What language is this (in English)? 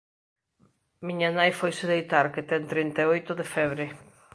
Galician